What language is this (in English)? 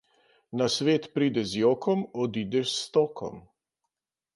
Slovenian